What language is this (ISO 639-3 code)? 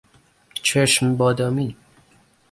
fas